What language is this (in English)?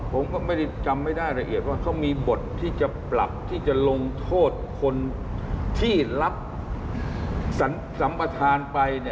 Thai